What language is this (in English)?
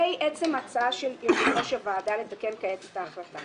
Hebrew